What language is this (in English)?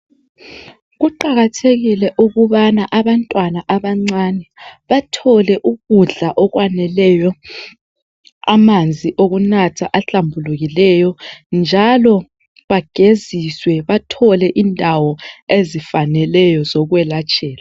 North Ndebele